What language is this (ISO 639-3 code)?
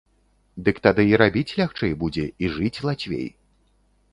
bel